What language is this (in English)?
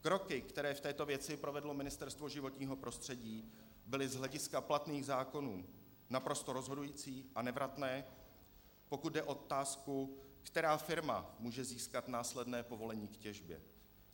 Czech